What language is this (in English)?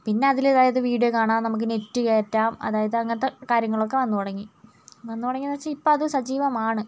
Malayalam